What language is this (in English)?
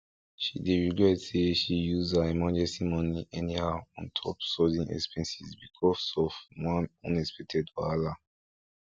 Nigerian Pidgin